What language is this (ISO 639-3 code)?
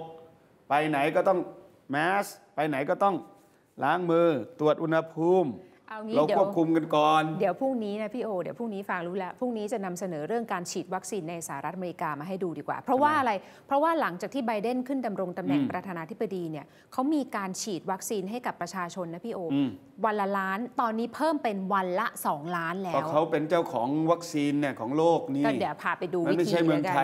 tha